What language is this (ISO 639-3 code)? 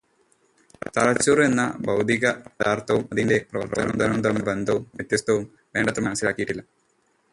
mal